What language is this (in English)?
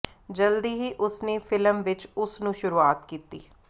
Punjabi